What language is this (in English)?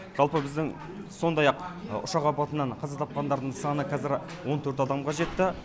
Kazakh